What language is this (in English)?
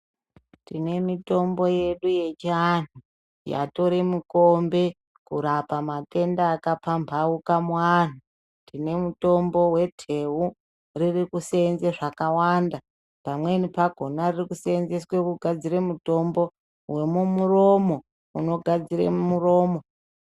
Ndau